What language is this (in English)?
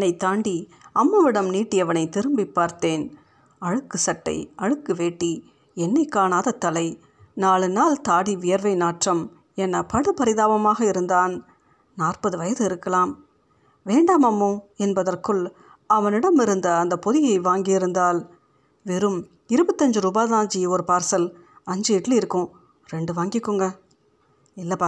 Tamil